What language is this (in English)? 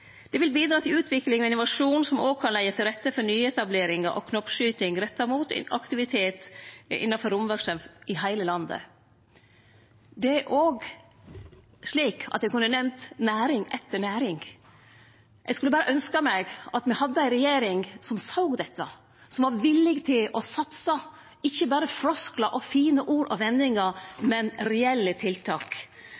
Norwegian Nynorsk